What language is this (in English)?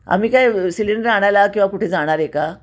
Marathi